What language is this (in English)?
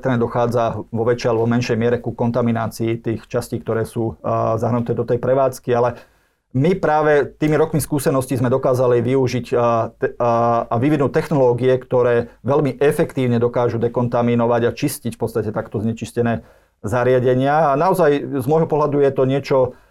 Slovak